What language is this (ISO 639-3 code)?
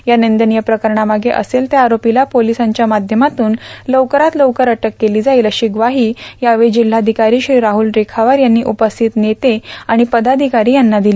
mar